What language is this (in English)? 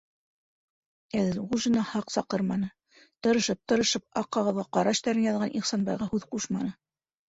Bashkir